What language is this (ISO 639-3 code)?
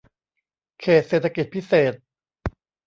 tha